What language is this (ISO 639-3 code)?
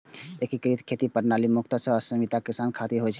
mai